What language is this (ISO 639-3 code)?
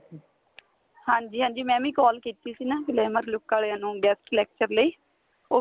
pan